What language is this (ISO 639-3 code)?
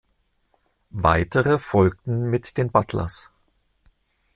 deu